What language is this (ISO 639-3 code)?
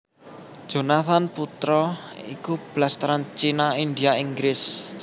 jav